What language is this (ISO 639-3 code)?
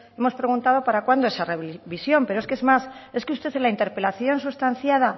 spa